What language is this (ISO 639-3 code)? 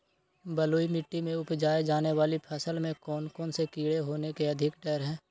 mag